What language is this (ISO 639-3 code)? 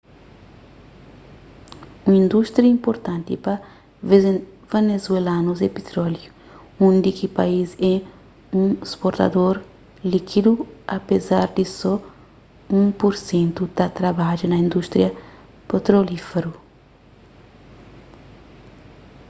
kea